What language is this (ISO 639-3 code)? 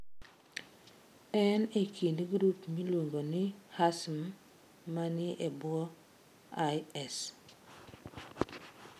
luo